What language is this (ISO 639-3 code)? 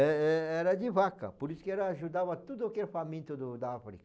por